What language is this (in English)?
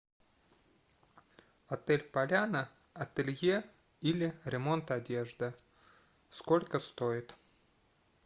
Russian